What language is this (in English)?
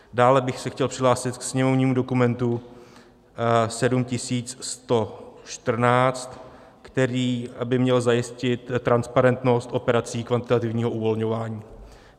Czech